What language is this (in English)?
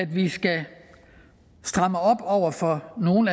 Danish